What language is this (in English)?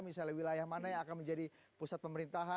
Indonesian